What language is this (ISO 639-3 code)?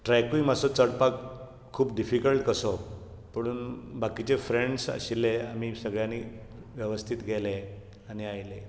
kok